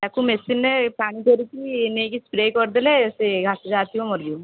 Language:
Odia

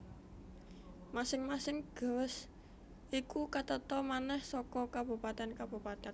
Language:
Javanese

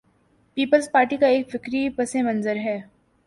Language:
Urdu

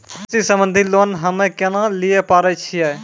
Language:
Maithili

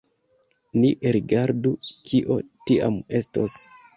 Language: Esperanto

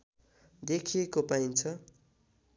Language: Nepali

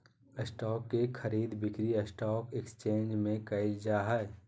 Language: Magahi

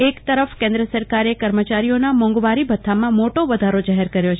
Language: Gujarati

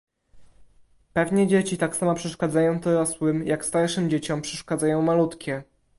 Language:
Polish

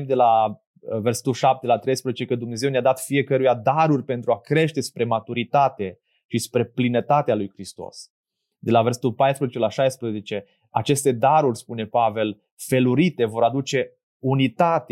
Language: Romanian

